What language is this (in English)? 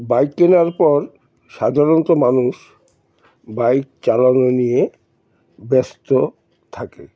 Bangla